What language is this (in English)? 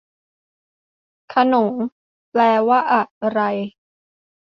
Thai